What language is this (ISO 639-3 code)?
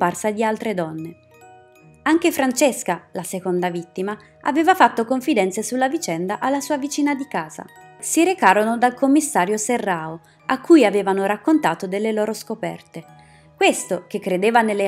ita